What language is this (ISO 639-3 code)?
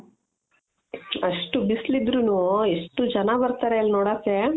kan